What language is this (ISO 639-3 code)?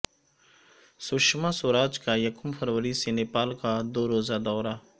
urd